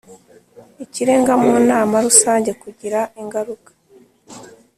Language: Kinyarwanda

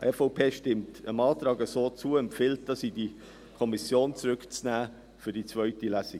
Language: Swiss German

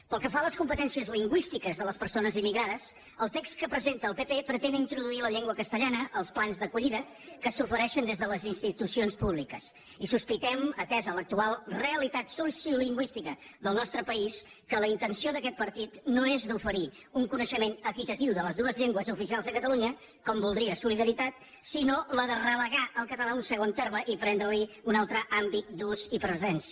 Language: Catalan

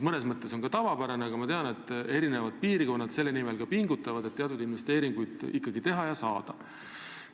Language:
Estonian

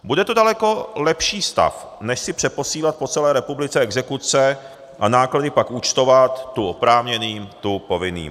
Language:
Czech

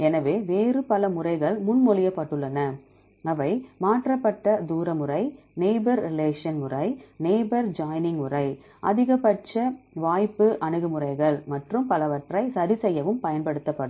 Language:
Tamil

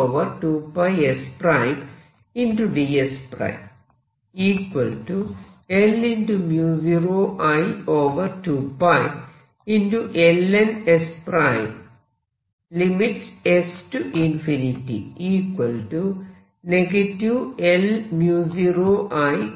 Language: Malayalam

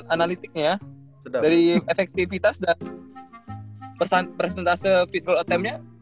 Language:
Indonesian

